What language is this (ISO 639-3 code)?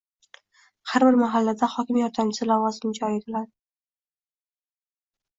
uzb